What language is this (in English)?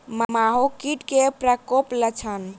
Maithili